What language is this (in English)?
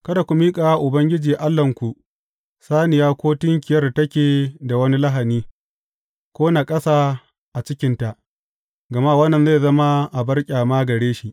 Hausa